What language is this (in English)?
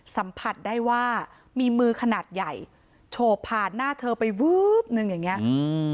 Thai